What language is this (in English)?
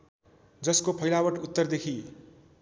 Nepali